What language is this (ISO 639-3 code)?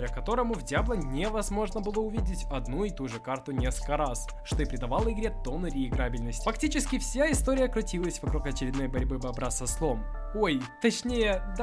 rus